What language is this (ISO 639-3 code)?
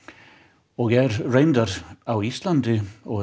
isl